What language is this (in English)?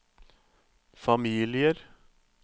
Norwegian